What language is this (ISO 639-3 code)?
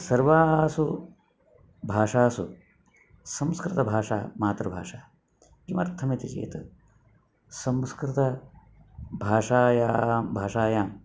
san